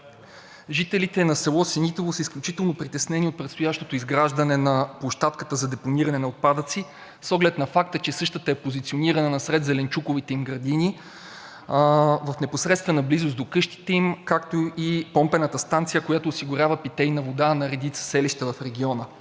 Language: Bulgarian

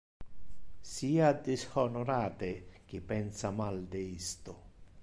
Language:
Interlingua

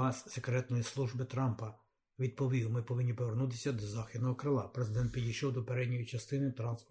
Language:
Ukrainian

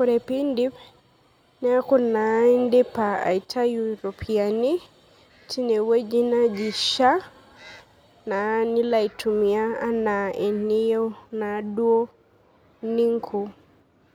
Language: Masai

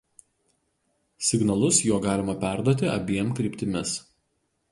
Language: Lithuanian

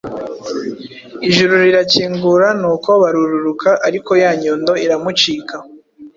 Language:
Kinyarwanda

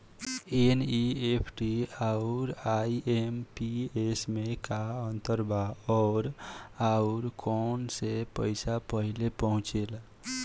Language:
Bhojpuri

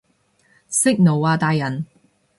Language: Cantonese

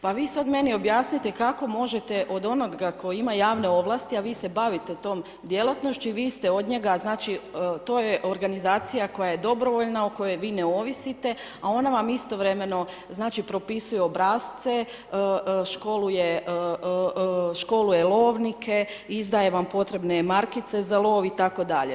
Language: Croatian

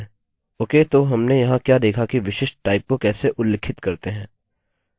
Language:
Hindi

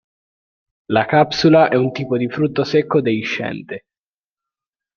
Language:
Italian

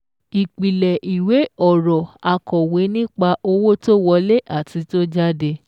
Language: Yoruba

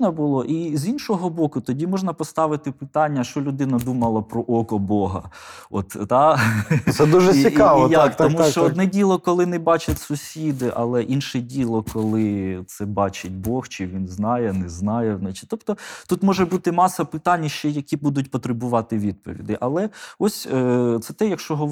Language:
Ukrainian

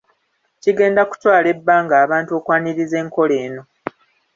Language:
Ganda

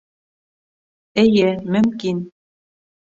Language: Bashkir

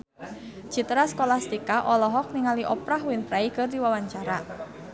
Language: Sundanese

